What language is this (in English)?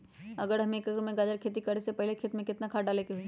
Magahi